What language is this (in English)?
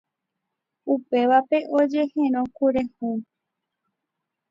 Guarani